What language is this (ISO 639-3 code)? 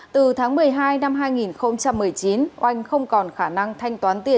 vie